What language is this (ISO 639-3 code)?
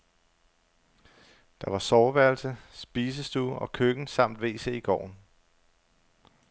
dan